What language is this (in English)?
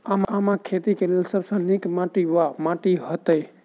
Maithili